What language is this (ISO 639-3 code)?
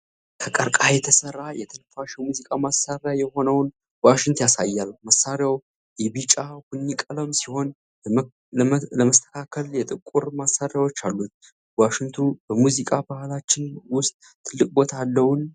amh